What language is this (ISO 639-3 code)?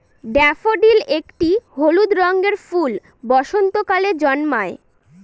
ben